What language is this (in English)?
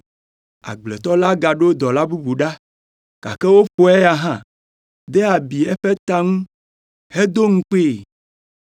Ewe